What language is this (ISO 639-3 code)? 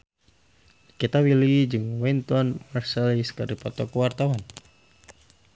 sun